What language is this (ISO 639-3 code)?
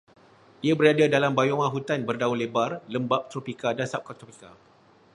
msa